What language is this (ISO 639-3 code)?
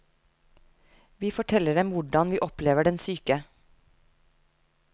nor